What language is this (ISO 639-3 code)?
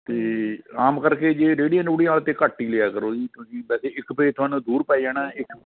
pan